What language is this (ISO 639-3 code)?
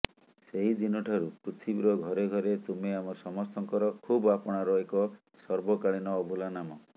ori